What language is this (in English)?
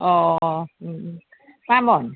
Bodo